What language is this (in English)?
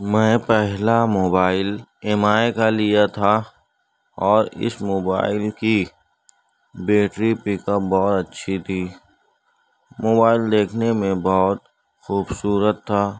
Urdu